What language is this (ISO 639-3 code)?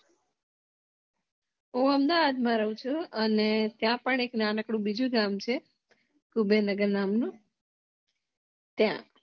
guj